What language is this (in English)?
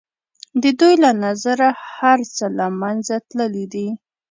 Pashto